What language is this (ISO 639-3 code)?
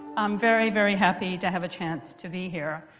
eng